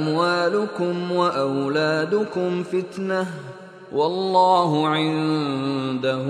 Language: Filipino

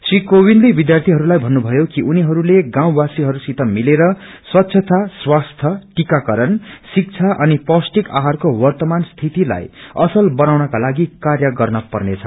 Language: Nepali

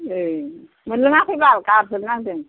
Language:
Bodo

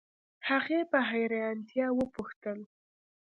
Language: Pashto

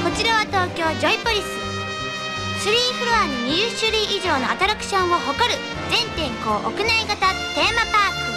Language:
Japanese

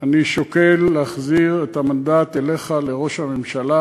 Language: Hebrew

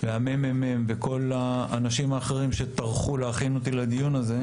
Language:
Hebrew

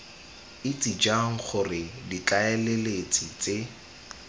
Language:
Tswana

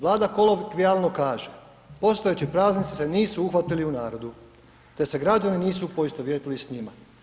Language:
Croatian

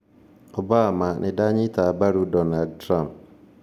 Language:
Kikuyu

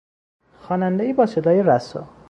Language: Persian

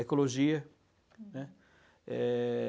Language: Portuguese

